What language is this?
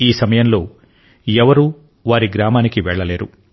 Telugu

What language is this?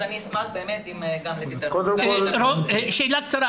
Hebrew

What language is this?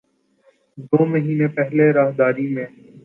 Urdu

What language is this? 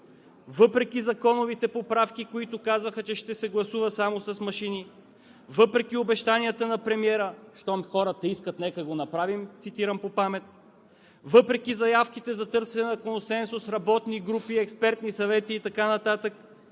Bulgarian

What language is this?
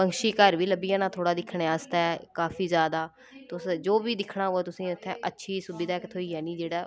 Dogri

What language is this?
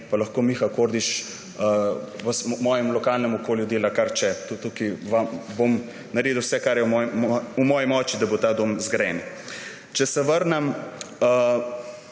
Slovenian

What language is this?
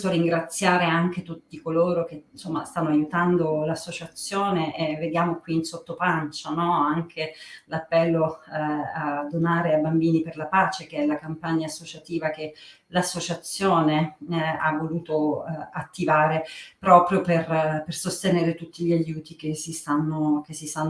Italian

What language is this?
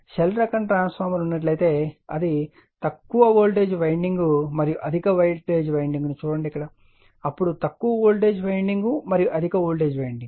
Telugu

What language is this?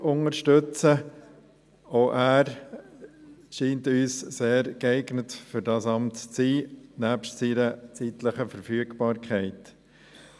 Swiss German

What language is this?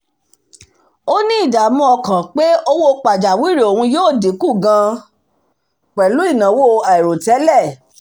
Yoruba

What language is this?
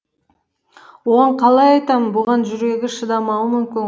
Kazakh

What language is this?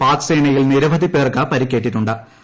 Malayalam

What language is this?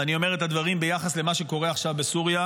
Hebrew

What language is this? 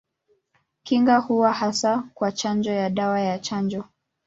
Swahili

